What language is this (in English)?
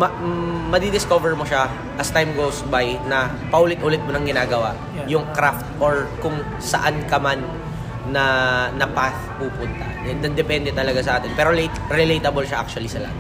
Filipino